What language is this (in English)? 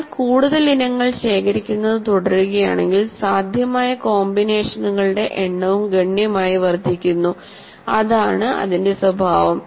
Malayalam